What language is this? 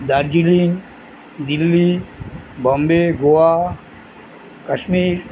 Bangla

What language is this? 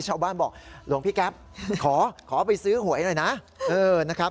Thai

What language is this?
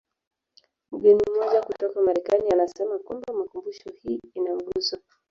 Swahili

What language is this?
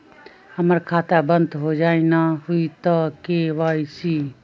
Magahi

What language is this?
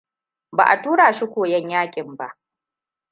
Hausa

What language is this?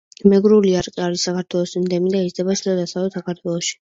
Georgian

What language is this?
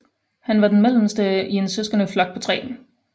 Danish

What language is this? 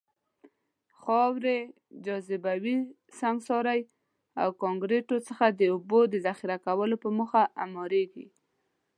Pashto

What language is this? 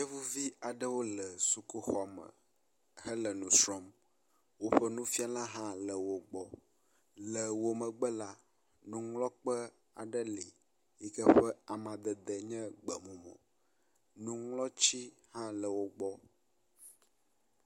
Ewe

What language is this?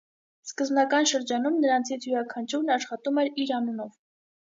Armenian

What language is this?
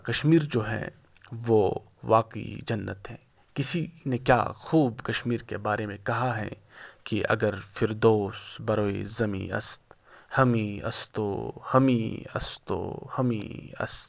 Urdu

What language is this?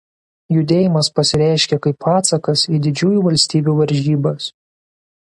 Lithuanian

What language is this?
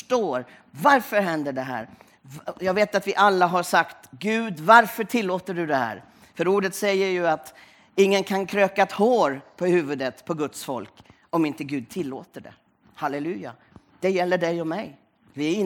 Swedish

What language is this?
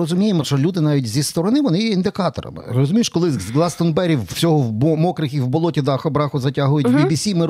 Ukrainian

